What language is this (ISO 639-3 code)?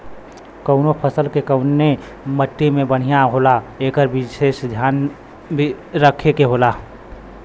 bho